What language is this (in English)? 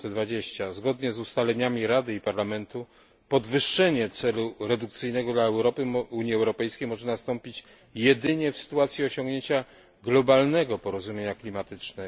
Polish